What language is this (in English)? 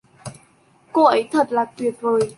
Vietnamese